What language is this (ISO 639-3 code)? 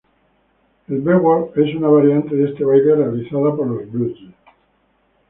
spa